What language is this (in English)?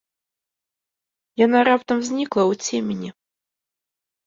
Belarusian